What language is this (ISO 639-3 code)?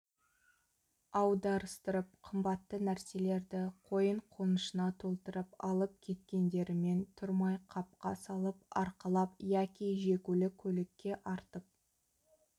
kaz